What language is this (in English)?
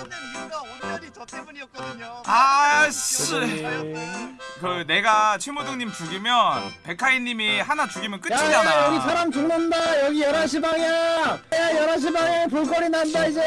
Korean